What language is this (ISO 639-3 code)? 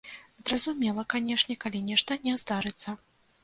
bel